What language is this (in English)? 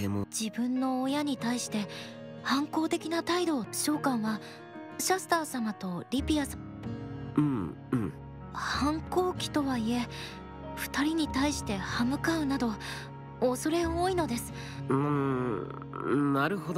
Japanese